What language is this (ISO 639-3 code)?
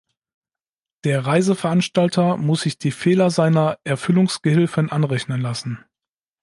deu